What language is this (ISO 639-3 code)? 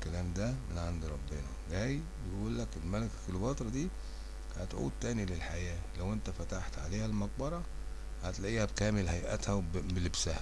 ara